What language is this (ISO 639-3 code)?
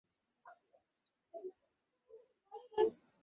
ben